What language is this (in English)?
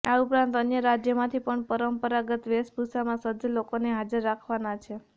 Gujarati